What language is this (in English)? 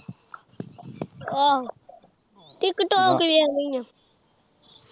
Punjabi